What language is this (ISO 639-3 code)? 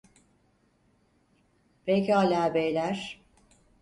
tur